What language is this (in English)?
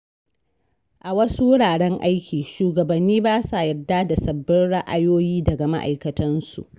Hausa